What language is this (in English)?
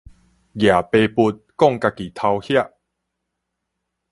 Min Nan Chinese